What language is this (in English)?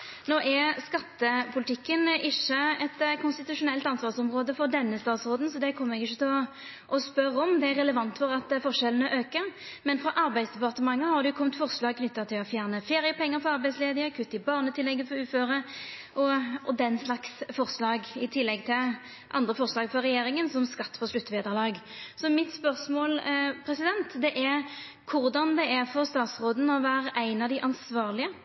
Norwegian Nynorsk